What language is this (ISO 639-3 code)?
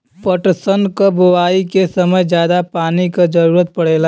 bho